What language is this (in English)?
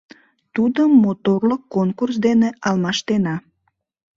Mari